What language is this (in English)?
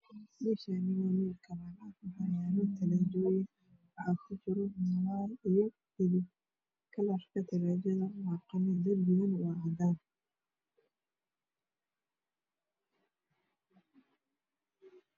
Somali